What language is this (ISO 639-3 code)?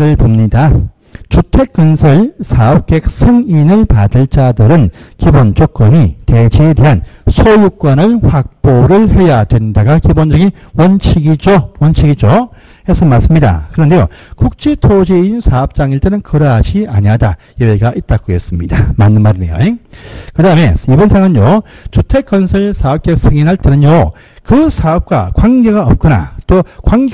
kor